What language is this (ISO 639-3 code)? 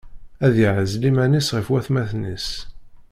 kab